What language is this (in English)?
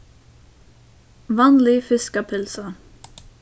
Faroese